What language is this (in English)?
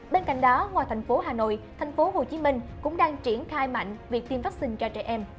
Vietnamese